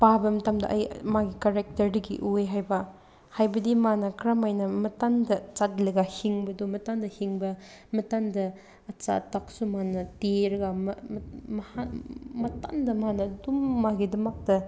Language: Manipuri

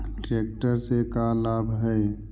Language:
Magahi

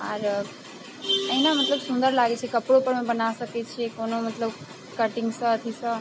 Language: Maithili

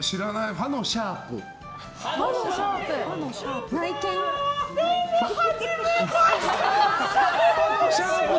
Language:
Japanese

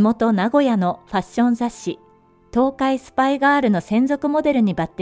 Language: Japanese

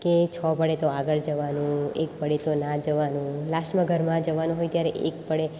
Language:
Gujarati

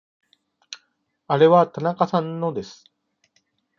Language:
Japanese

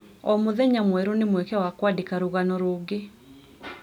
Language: Kikuyu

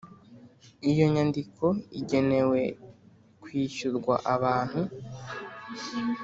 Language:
Kinyarwanda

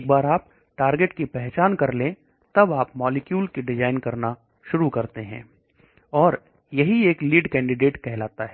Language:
Hindi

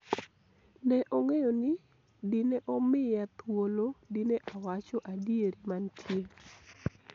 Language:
Luo (Kenya and Tanzania)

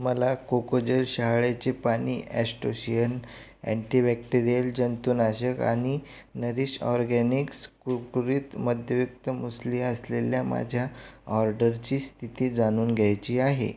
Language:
Marathi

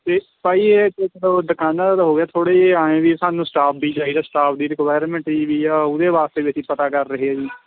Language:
Punjabi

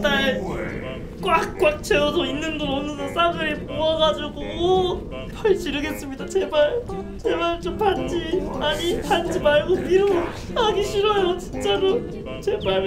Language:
Korean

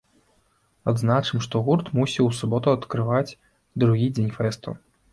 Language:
Belarusian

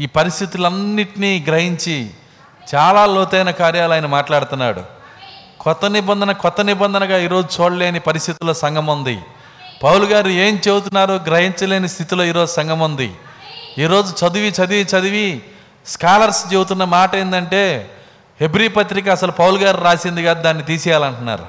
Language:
Telugu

